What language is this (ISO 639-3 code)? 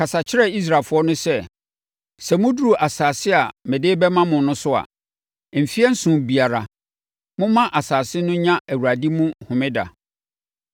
aka